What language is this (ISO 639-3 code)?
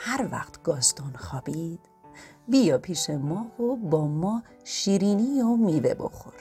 fas